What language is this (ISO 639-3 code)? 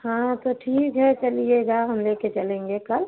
hin